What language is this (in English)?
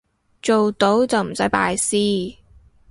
Cantonese